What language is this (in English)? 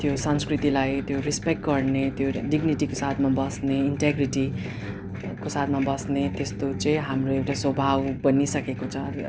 Nepali